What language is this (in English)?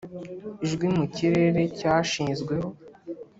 Kinyarwanda